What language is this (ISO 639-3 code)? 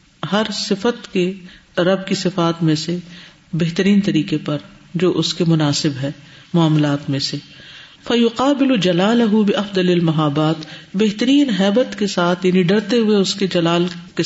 urd